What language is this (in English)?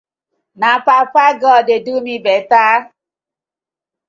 Nigerian Pidgin